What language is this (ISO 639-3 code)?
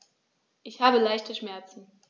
deu